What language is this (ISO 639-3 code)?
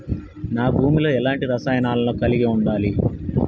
tel